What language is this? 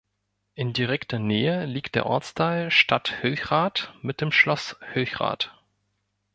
German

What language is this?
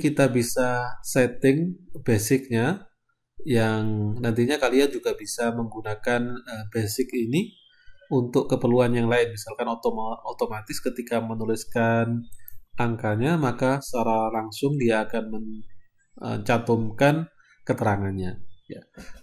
Indonesian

